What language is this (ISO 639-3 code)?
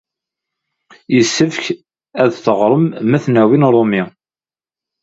kab